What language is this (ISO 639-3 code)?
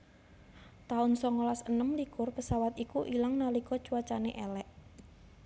jav